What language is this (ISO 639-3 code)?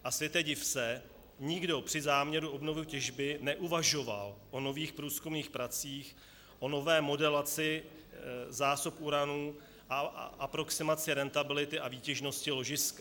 ces